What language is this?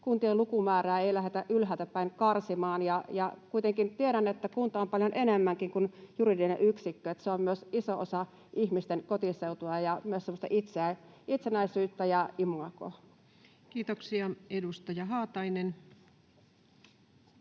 Finnish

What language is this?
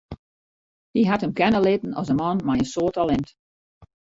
Western Frisian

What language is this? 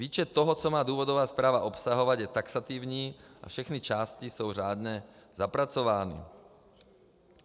Czech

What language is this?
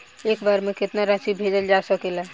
Bhojpuri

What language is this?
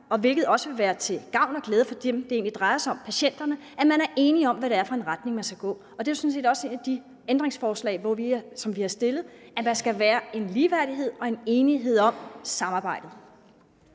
Danish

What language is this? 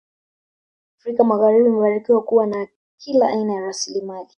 Swahili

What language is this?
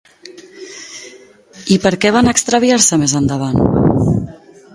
Catalan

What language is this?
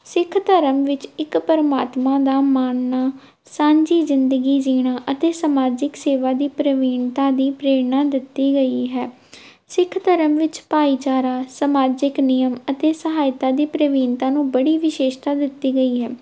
Punjabi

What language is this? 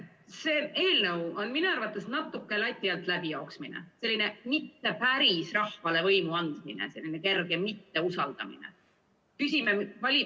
Estonian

